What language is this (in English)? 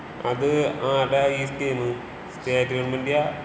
Malayalam